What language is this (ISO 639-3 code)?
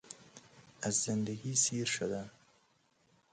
fas